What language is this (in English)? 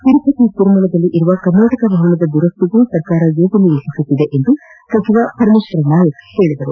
Kannada